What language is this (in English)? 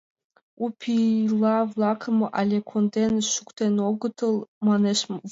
Mari